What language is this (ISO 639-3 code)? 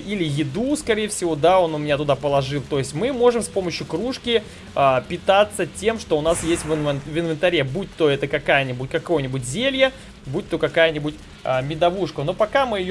rus